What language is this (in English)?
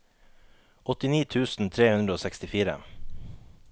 Norwegian